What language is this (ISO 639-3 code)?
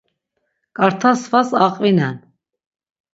lzz